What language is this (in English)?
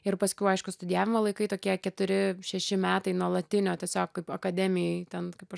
Lithuanian